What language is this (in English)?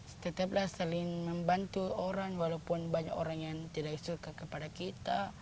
Indonesian